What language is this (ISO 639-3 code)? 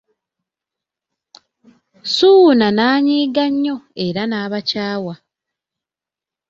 lug